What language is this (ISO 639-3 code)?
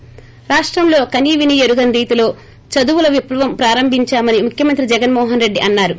tel